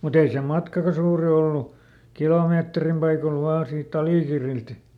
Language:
Finnish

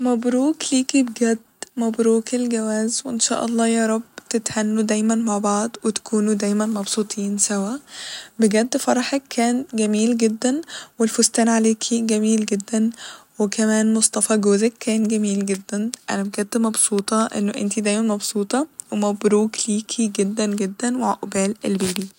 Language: Egyptian Arabic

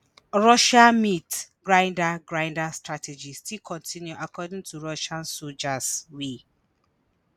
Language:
Nigerian Pidgin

